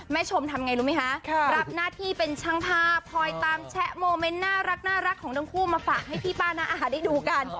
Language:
Thai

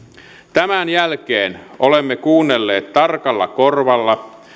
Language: Finnish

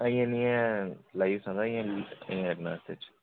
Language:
Dogri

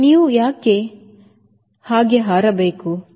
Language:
Kannada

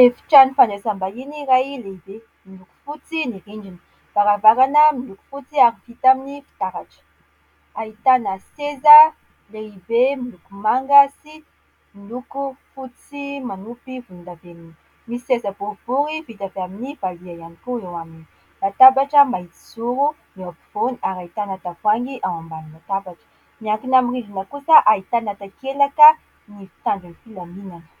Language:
Malagasy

